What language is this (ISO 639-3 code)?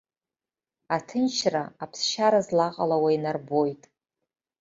abk